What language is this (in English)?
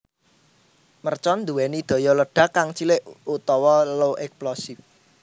Javanese